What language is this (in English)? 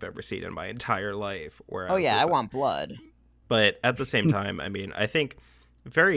English